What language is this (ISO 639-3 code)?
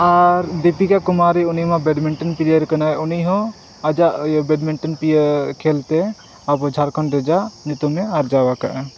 sat